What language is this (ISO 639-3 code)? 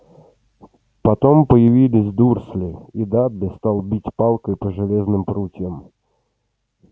rus